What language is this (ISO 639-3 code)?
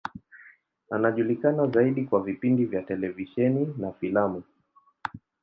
swa